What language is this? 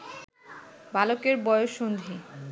Bangla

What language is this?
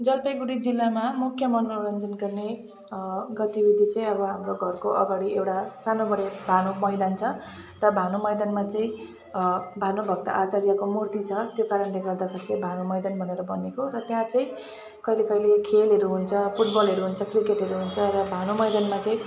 Nepali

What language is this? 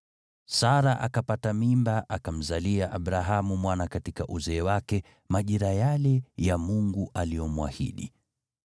Swahili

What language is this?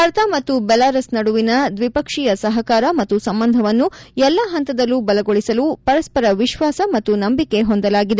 Kannada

